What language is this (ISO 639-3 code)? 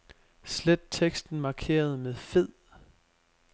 dan